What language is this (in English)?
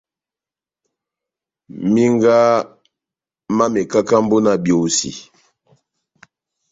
Batanga